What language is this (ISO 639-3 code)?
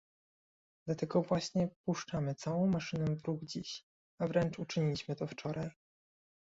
pol